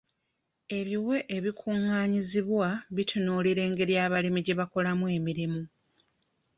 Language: Ganda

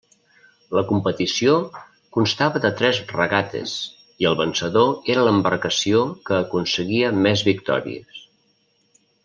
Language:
Catalan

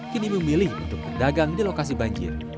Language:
Indonesian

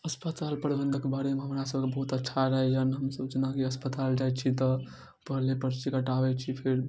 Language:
Maithili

